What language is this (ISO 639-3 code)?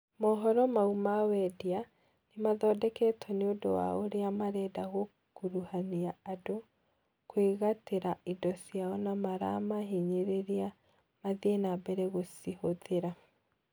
kik